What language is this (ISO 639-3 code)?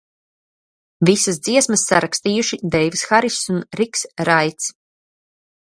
lav